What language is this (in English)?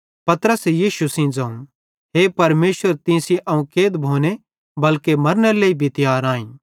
Bhadrawahi